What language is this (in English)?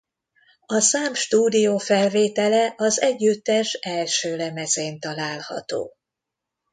Hungarian